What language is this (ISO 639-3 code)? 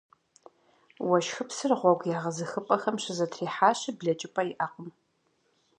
kbd